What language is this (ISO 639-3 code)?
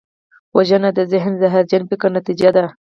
pus